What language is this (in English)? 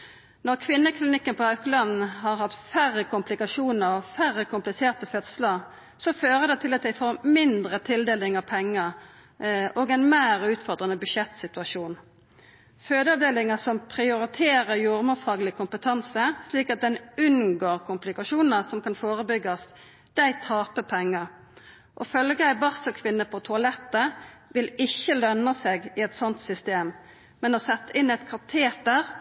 Norwegian Nynorsk